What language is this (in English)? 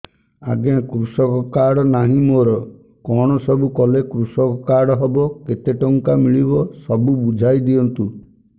Odia